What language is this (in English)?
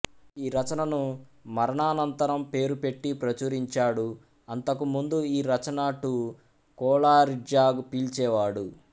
Telugu